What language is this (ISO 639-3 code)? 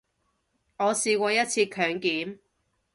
yue